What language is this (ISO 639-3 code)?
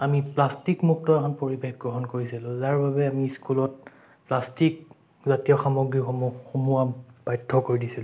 asm